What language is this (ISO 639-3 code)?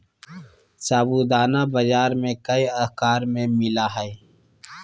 mag